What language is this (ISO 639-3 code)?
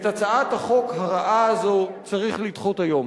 heb